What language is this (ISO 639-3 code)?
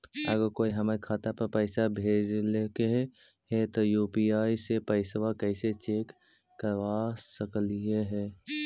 mag